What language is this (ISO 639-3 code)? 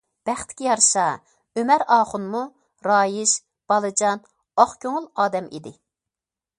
uig